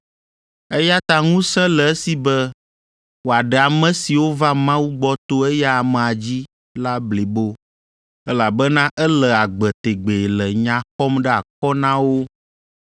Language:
Ewe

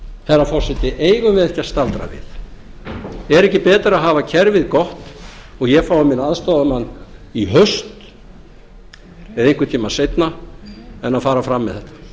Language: Icelandic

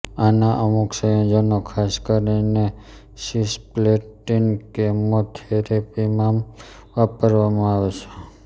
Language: Gujarati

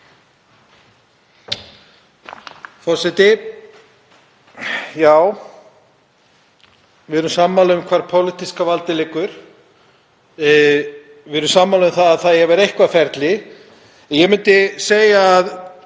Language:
Icelandic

